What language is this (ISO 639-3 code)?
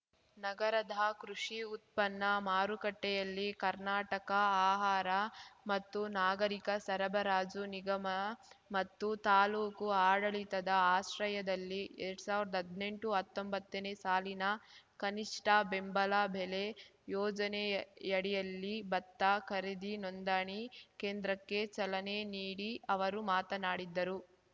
kan